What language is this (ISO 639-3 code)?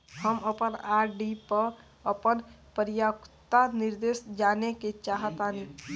bho